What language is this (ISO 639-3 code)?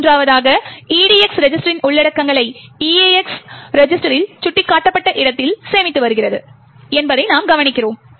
tam